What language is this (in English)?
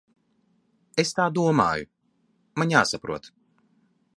Latvian